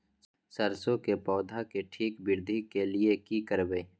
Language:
Maithili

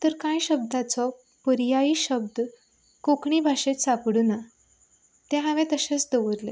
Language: Konkani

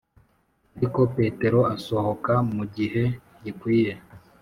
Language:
Kinyarwanda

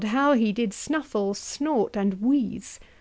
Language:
English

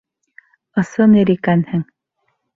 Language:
Bashkir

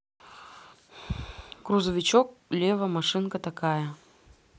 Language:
Russian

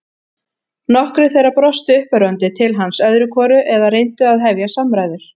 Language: Icelandic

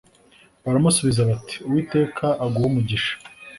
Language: Kinyarwanda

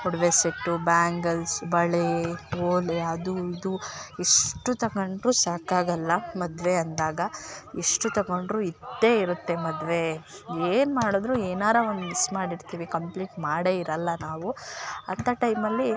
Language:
Kannada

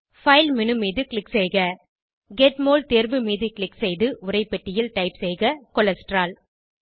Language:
Tamil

